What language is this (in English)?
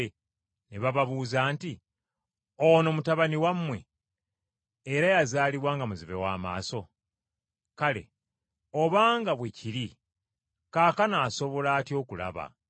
Ganda